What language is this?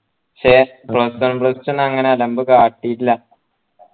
Malayalam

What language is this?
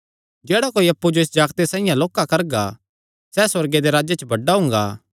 Kangri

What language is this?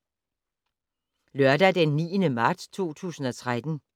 Danish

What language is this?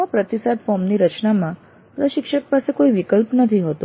Gujarati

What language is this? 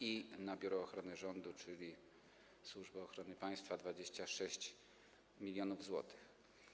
Polish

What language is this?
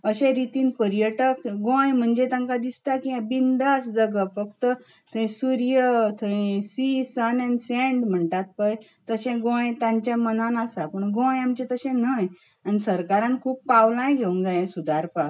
Konkani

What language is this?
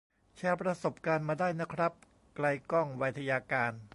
Thai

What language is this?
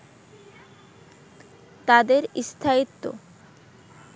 Bangla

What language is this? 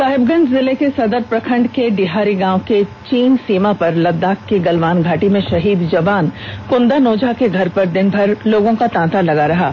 Hindi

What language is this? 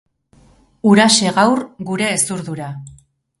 Basque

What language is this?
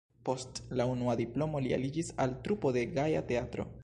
Esperanto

